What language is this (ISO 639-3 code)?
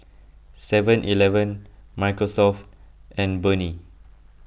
eng